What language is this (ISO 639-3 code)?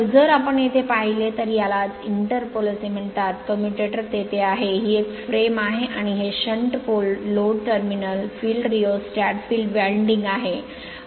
mar